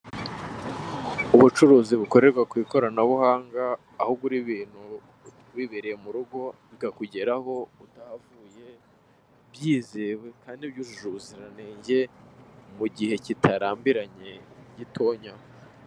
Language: Kinyarwanda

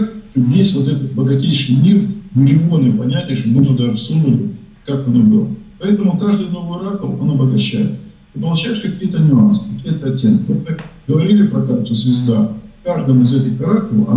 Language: Russian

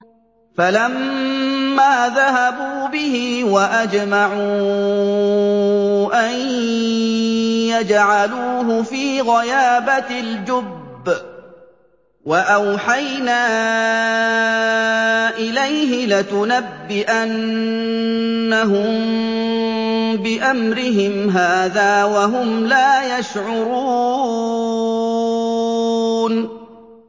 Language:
Arabic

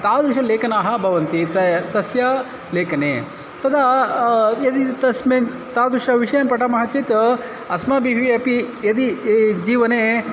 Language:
Sanskrit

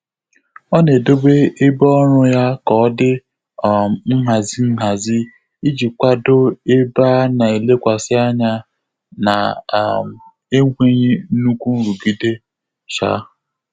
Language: Igbo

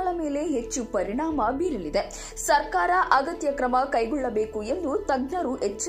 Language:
Hindi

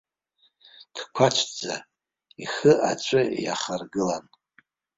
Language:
Abkhazian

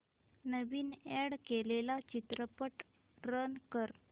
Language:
Marathi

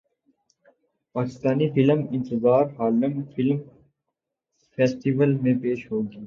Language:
Urdu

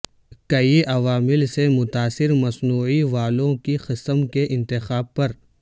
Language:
Urdu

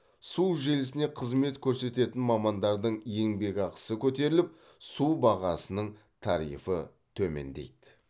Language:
Kazakh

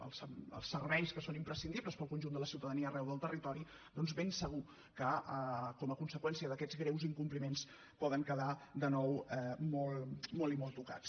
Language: Catalan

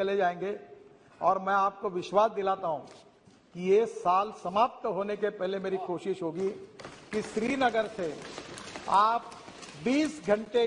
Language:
Hindi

